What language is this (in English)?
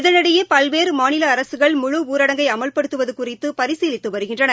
Tamil